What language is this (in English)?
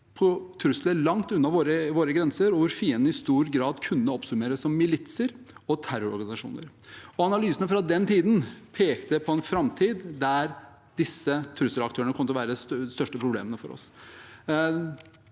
Norwegian